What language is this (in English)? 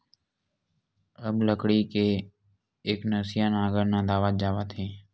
Chhattisgarhi